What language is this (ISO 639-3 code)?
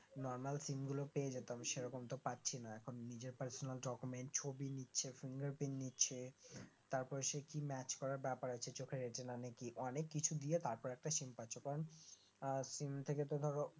ben